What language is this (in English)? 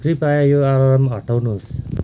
Nepali